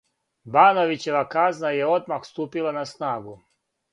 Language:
Serbian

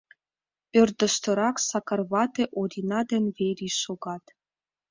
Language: Mari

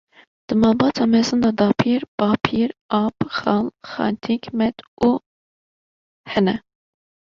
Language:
Kurdish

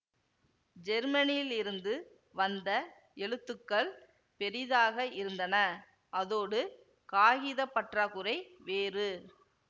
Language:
Tamil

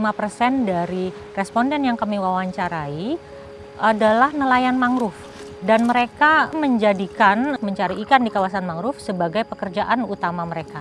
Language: Indonesian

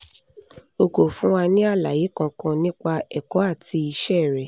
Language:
Yoruba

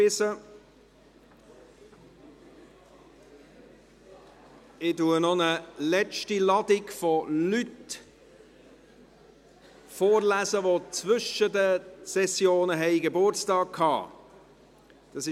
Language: Swiss German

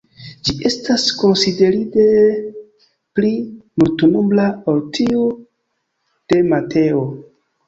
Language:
Esperanto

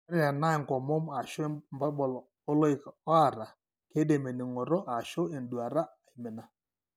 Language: Masai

